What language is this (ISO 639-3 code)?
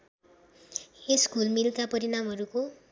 nep